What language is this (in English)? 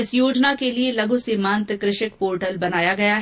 Hindi